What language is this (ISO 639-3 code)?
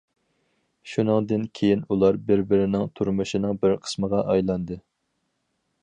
uig